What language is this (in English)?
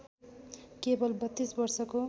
Nepali